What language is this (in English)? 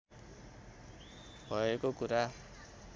Nepali